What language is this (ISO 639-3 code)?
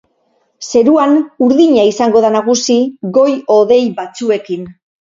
eus